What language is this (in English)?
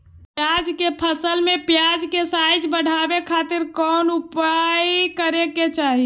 Magahi